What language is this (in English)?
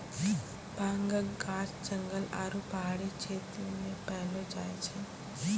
Maithili